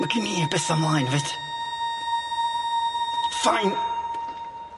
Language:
Welsh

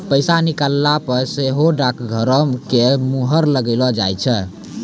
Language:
Maithili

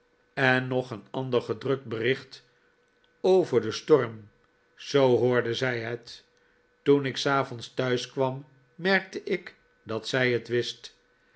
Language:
Dutch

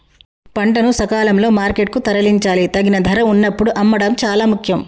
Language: Telugu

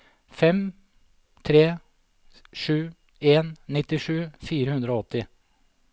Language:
Norwegian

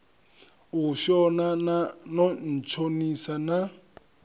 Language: Venda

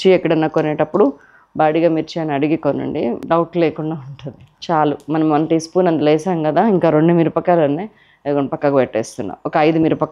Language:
Telugu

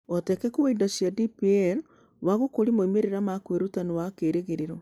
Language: Kikuyu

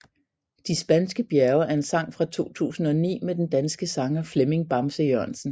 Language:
Danish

